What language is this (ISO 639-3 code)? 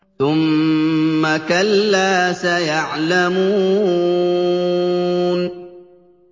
ara